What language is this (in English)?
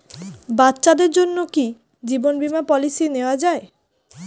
Bangla